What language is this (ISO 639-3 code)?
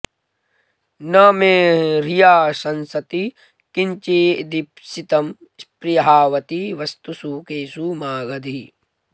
san